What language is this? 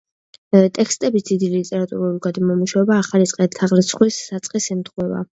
Georgian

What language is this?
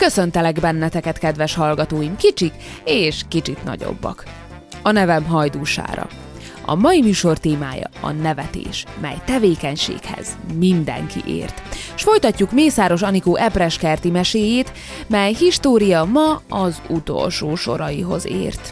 Hungarian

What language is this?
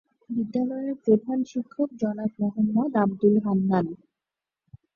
Bangla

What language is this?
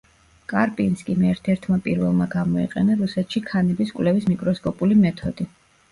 Georgian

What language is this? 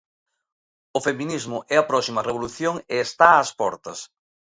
Galician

